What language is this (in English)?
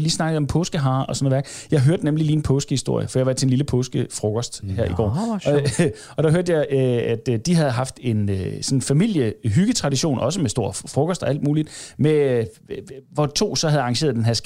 Danish